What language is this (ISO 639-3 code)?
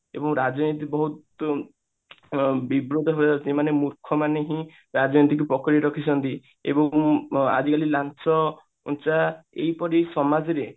ori